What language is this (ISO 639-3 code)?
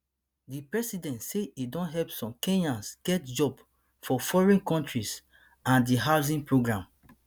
pcm